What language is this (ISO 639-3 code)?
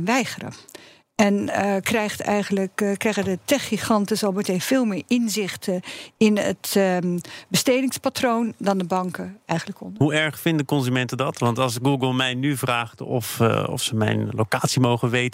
nld